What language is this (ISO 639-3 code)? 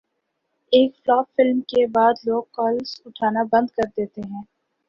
urd